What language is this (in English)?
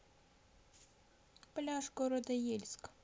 Russian